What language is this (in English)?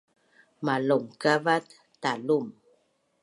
Bunun